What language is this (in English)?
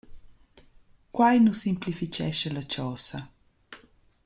Romansh